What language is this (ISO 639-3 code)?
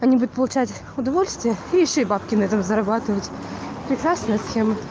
rus